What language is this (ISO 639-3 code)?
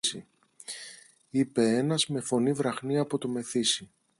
ell